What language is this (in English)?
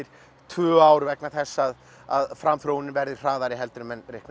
Icelandic